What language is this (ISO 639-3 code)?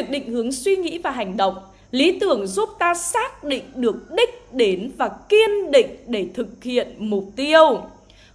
vie